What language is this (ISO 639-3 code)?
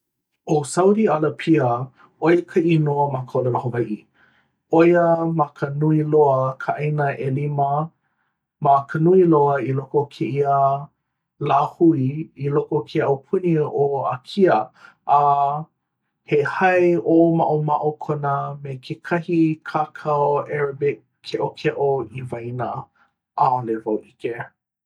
haw